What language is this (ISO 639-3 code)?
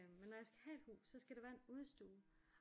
dan